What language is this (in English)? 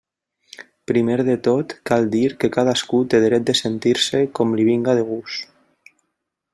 Catalan